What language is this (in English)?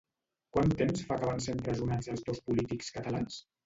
Catalan